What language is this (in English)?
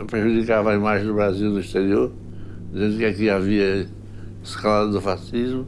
Portuguese